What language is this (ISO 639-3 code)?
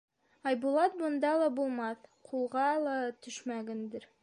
bak